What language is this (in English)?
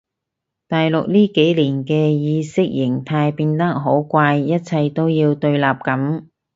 Cantonese